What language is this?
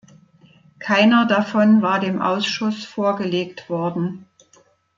German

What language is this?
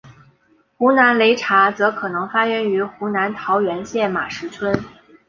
Chinese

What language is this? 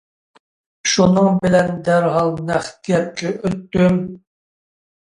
Uyghur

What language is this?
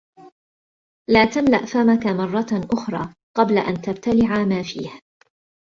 Arabic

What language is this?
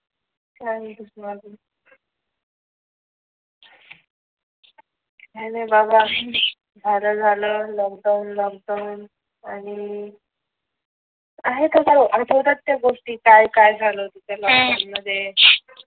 Marathi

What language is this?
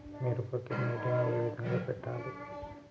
Telugu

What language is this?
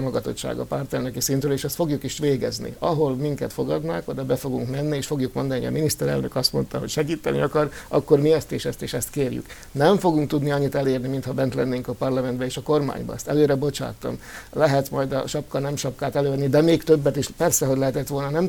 Hungarian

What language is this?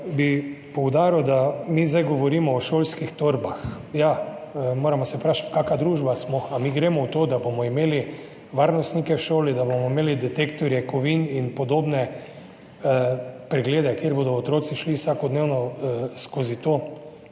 Slovenian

